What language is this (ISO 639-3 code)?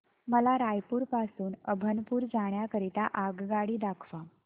mar